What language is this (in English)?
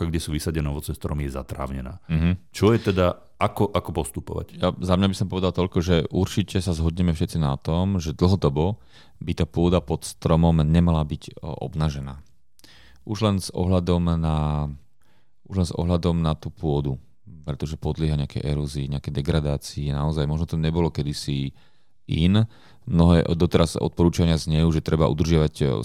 Slovak